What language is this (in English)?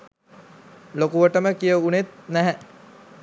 Sinhala